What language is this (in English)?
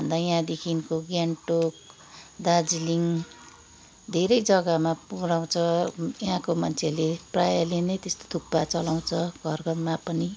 Nepali